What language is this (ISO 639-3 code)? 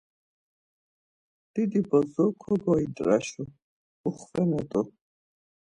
lzz